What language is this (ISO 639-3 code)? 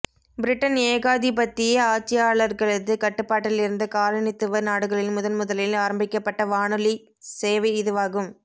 tam